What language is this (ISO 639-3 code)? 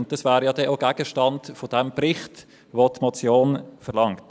gsw